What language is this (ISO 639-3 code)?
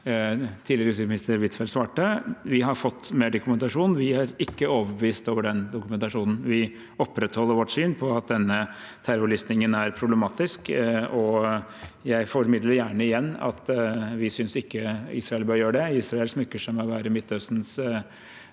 nor